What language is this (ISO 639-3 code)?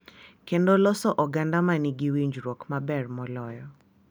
luo